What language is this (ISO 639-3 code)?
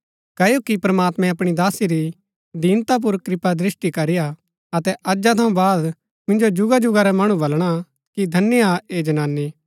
gbk